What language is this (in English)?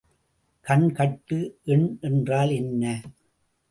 Tamil